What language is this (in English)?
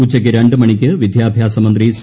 Malayalam